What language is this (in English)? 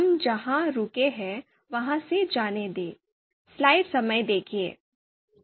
Hindi